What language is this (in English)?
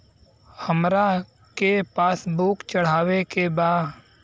Bhojpuri